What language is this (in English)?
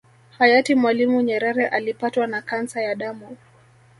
Swahili